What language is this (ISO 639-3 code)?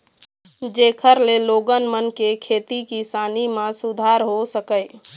hne